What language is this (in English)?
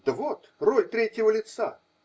Russian